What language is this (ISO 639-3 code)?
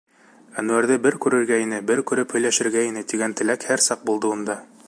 bak